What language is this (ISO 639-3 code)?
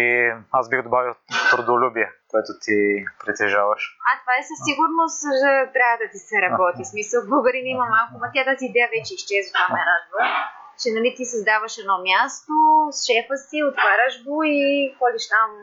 bul